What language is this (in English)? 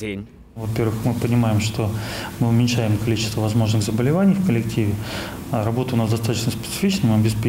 Russian